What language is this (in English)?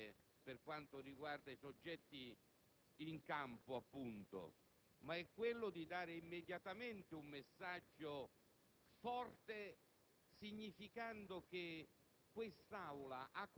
Italian